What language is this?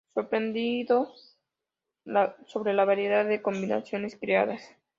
Spanish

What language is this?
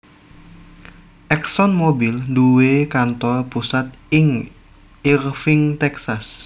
Javanese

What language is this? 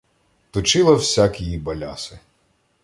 Ukrainian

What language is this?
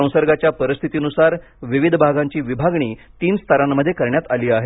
Marathi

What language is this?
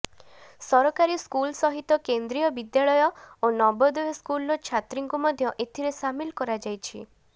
Odia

